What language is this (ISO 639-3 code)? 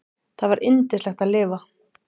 isl